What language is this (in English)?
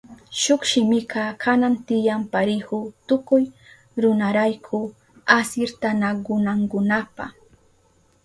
Southern Pastaza Quechua